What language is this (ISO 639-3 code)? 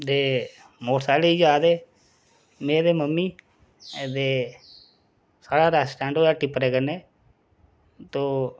doi